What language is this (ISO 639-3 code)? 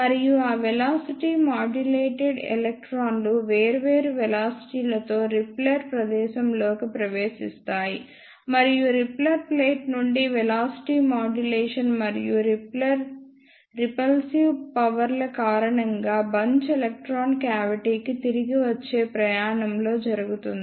tel